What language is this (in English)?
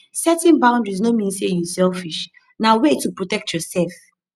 Nigerian Pidgin